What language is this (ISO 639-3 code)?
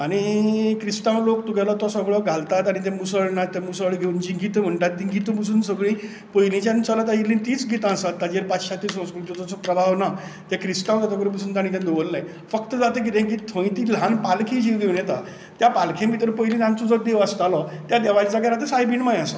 kok